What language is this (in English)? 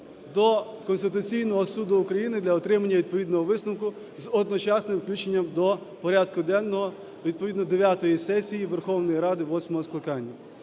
Ukrainian